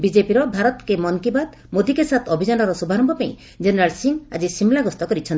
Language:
Odia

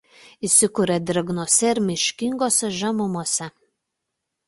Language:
Lithuanian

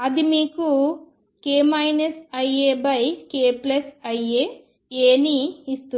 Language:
Telugu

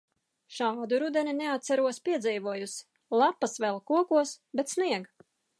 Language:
Latvian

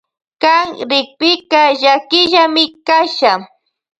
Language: Loja Highland Quichua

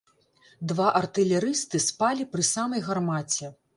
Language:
Belarusian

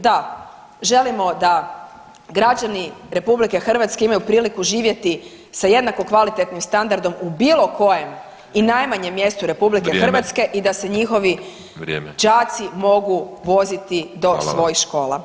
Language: Croatian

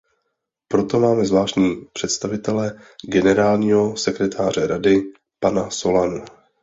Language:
Czech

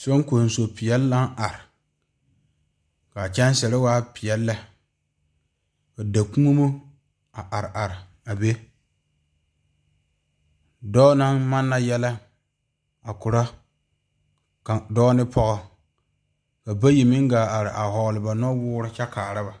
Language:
Southern Dagaare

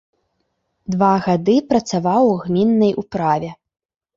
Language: Belarusian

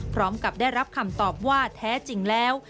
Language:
Thai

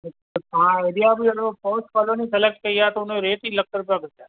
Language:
Sindhi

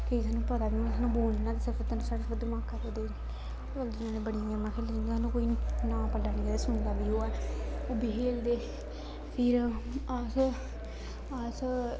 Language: Dogri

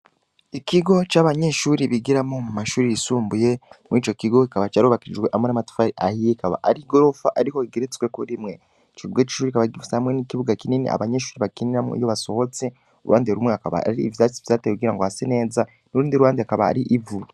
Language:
Rundi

